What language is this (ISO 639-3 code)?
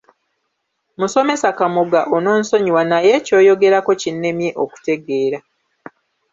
lug